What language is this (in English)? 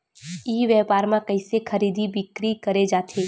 Chhattisgarhi